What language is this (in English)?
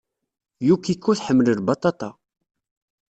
Kabyle